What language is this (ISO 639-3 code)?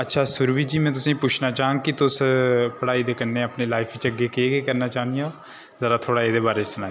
doi